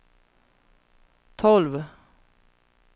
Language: Swedish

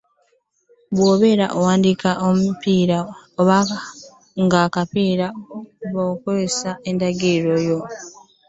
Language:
Ganda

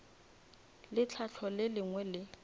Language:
Northern Sotho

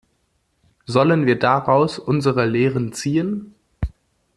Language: German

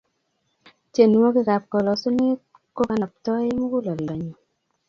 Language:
Kalenjin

